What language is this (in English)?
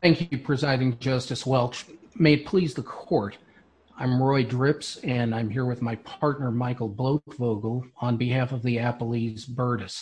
English